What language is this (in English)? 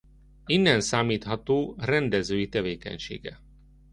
Hungarian